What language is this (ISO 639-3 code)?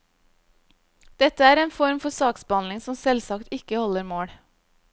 nor